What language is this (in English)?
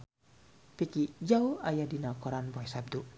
Sundanese